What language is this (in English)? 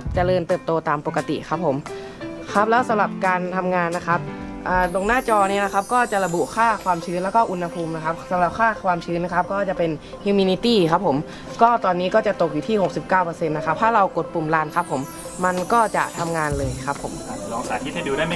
Thai